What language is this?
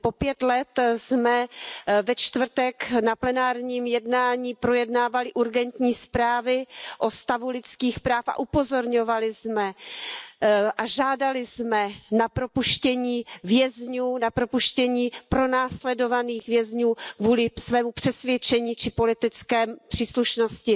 Czech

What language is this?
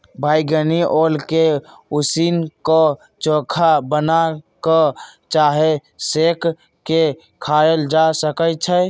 Magahi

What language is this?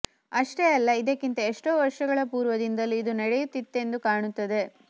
Kannada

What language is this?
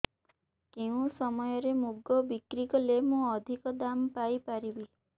Odia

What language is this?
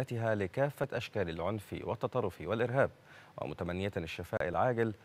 Arabic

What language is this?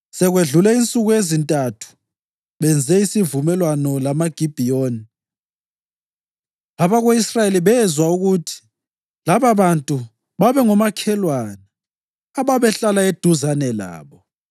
North Ndebele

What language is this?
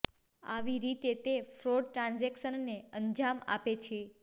Gujarati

